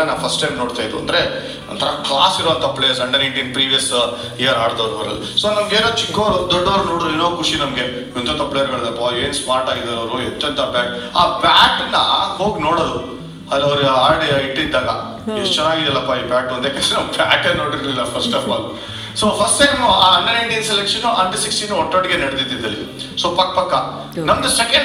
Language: Kannada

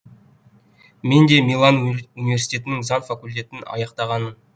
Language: Kazakh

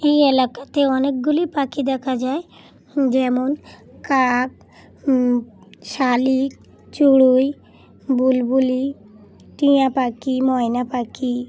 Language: Bangla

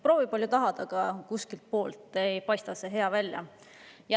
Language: Estonian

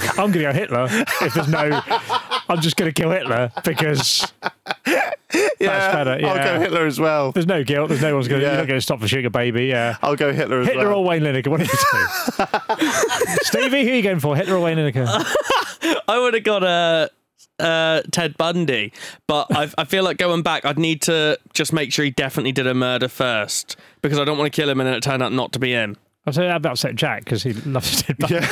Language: English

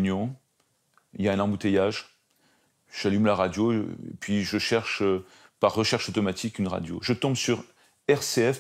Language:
French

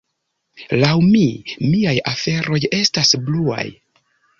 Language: Esperanto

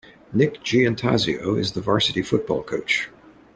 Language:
English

